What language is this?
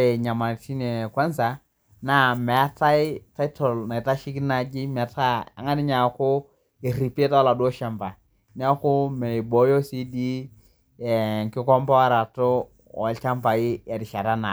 Masai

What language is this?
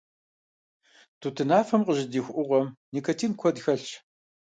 Kabardian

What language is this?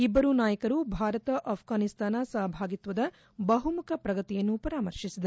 Kannada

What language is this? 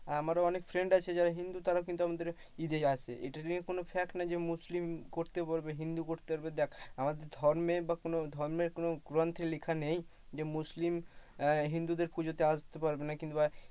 Bangla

